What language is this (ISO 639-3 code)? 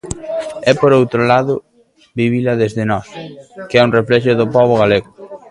glg